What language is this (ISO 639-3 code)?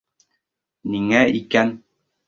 bak